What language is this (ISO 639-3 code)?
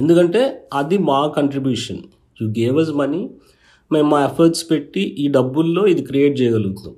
tel